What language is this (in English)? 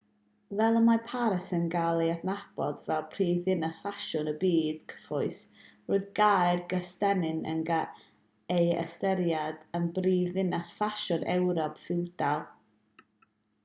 Welsh